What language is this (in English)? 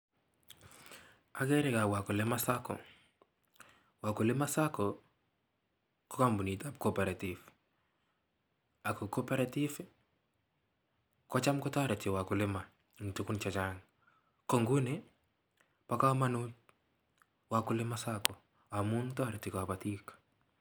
Kalenjin